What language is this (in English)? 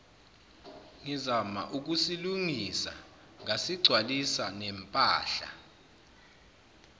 Zulu